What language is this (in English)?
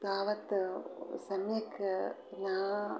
Sanskrit